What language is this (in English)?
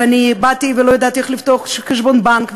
Hebrew